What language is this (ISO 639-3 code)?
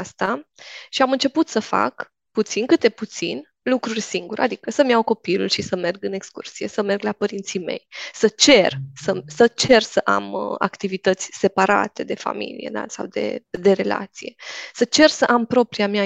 ron